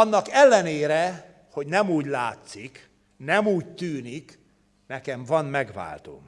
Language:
Hungarian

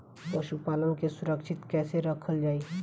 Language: Bhojpuri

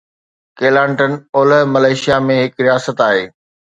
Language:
Sindhi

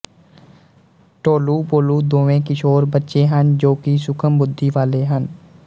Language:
Punjabi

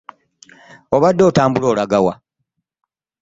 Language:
Ganda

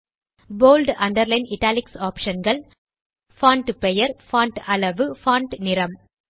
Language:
Tamil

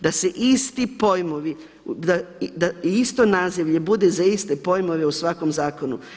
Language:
Croatian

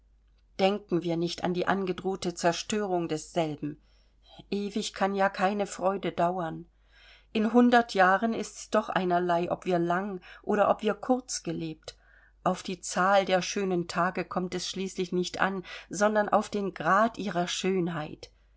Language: German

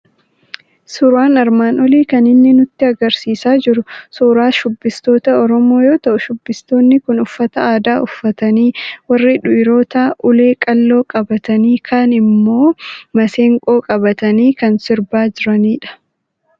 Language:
Oromo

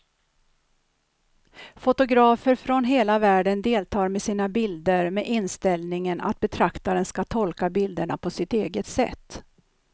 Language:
Swedish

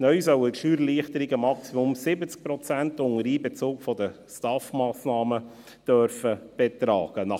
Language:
Swiss German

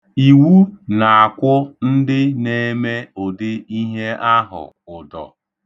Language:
Igbo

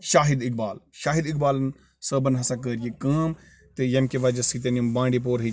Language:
Kashmiri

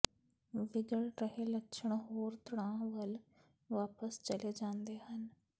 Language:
Punjabi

